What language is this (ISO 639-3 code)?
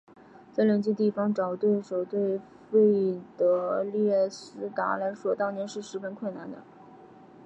zho